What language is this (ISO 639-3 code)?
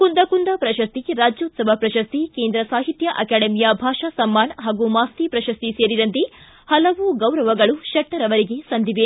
kan